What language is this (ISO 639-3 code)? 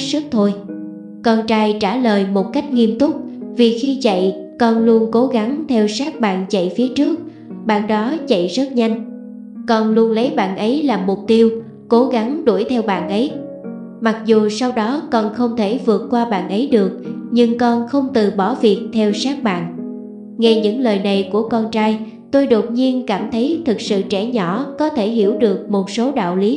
vie